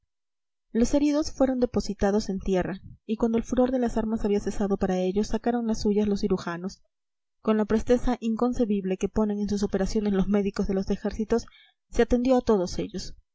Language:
Spanish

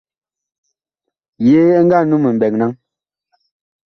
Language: Bakoko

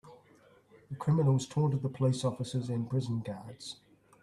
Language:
English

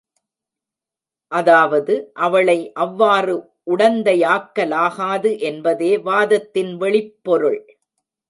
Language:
Tamil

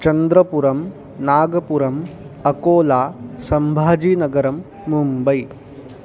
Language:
Sanskrit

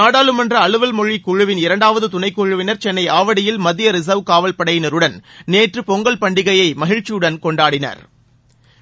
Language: Tamil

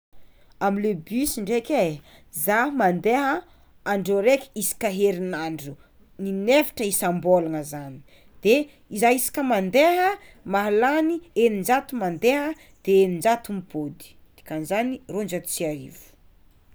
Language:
Tsimihety Malagasy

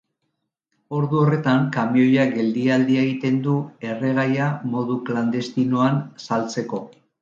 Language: Basque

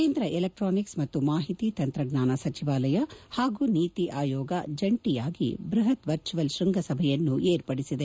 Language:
Kannada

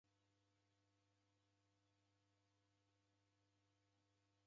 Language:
Taita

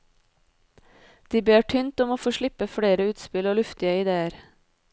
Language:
Norwegian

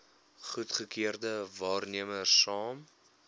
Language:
Afrikaans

